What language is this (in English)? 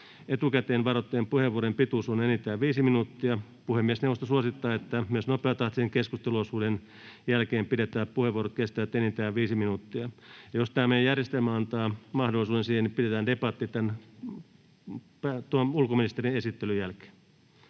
Finnish